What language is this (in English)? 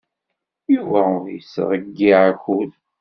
Kabyle